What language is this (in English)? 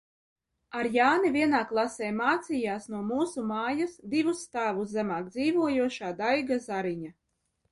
Latvian